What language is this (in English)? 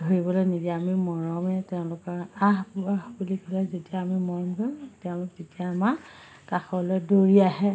Assamese